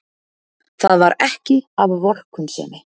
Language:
Icelandic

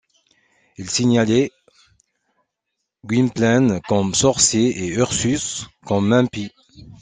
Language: French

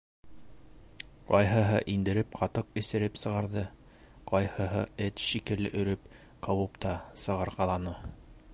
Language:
Bashkir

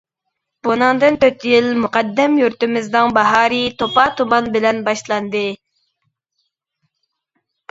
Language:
Uyghur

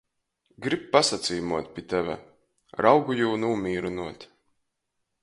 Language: Latgalian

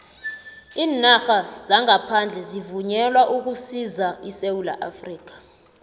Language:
South Ndebele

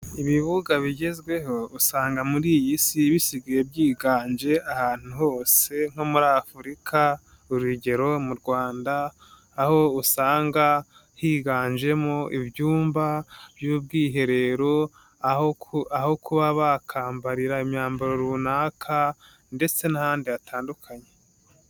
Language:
Kinyarwanda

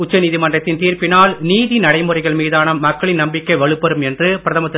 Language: Tamil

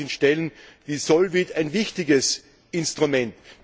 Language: German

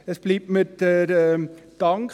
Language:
Swiss German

